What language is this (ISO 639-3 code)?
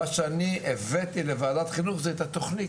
heb